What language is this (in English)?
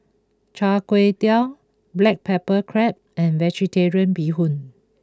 English